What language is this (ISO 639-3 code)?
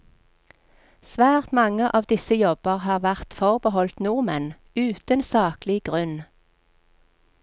nor